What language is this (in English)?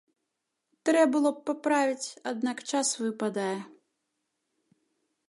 Belarusian